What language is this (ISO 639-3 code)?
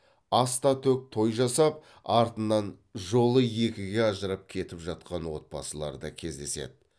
kaz